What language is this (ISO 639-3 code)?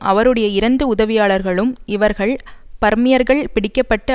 tam